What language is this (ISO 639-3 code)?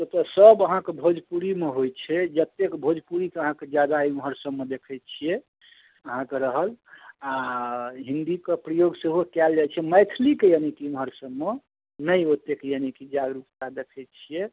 mai